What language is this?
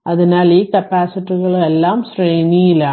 Malayalam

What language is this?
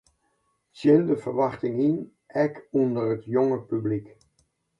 Western Frisian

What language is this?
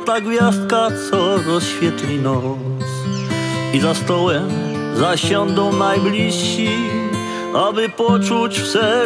Polish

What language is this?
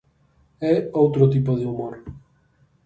Galician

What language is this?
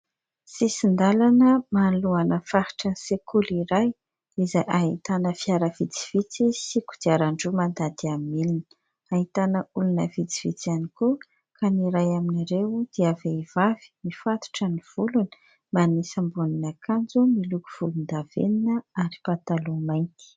Malagasy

